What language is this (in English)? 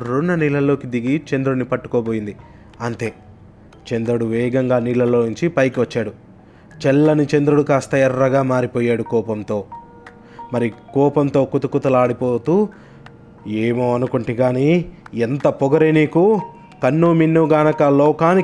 Telugu